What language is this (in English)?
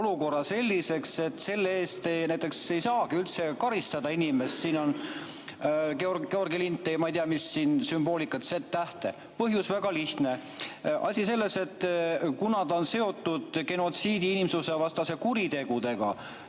Estonian